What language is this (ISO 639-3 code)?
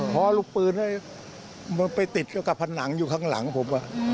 tha